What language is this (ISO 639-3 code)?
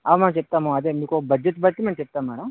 tel